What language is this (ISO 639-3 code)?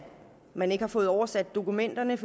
dan